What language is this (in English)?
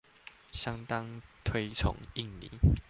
Chinese